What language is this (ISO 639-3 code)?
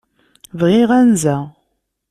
kab